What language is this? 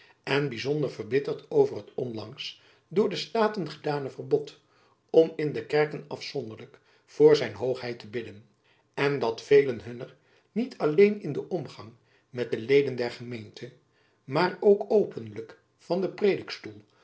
Dutch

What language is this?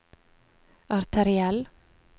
Norwegian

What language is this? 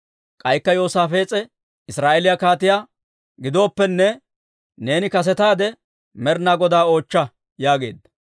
Dawro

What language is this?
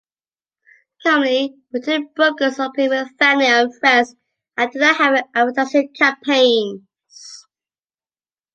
English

